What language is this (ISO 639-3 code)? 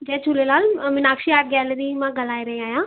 snd